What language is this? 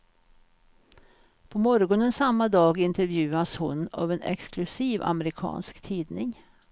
Swedish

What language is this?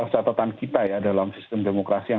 Indonesian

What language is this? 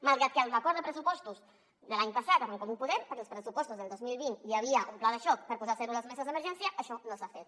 Catalan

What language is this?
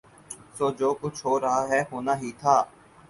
Urdu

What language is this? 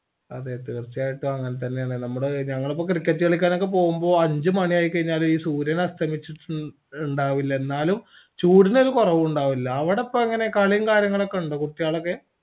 Malayalam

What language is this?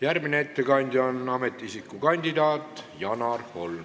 Estonian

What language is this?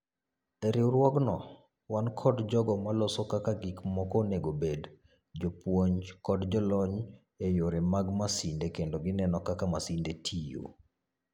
Luo (Kenya and Tanzania)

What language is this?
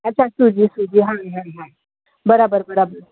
Sindhi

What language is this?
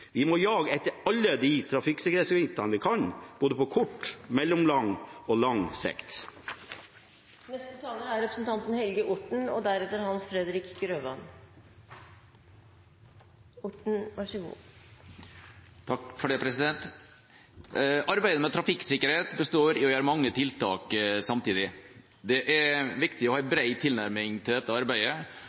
Norwegian Bokmål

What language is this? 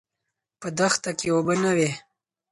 Pashto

